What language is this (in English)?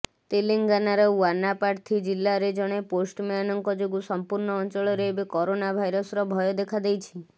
Odia